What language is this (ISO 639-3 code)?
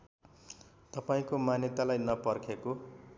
nep